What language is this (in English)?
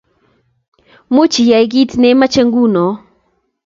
Kalenjin